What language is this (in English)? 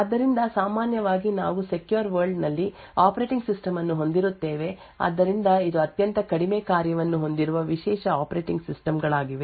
Kannada